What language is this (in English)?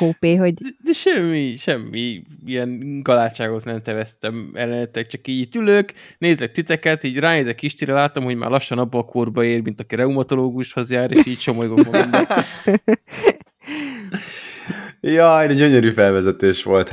Hungarian